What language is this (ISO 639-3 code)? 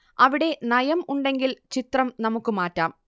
mal